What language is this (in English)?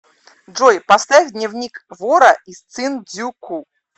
Russian